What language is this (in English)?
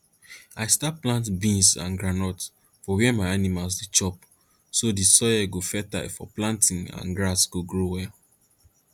Nigerian Pidgin